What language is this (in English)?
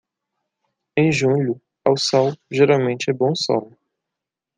Portuguese